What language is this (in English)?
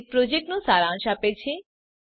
Gujarati